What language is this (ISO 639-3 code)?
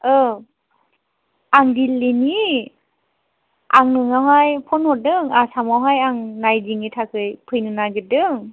brx